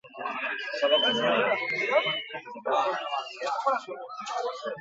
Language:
Basque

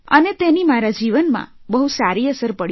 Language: Gujarati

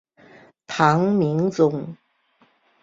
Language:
Chinese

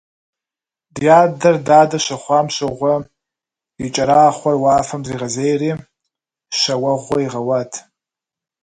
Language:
Kabardian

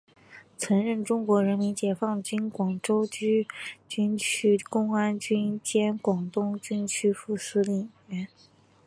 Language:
Chinese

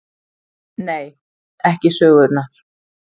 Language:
Icelandic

